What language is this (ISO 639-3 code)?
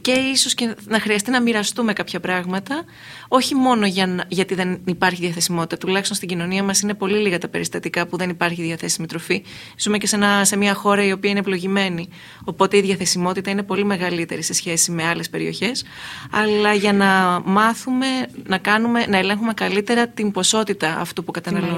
ell